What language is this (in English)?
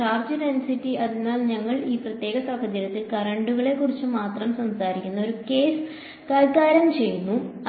Malayalam